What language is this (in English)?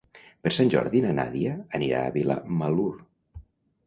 Catalan